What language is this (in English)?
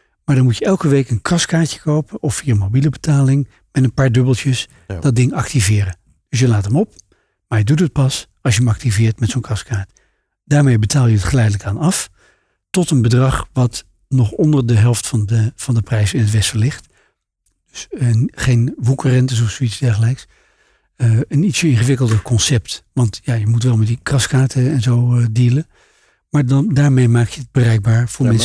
Dutch